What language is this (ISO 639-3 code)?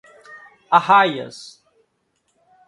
por